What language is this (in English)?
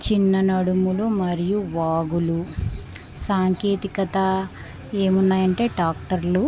Telugu